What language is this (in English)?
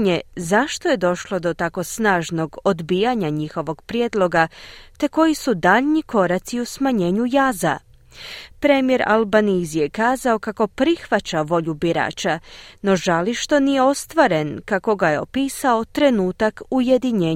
Croatian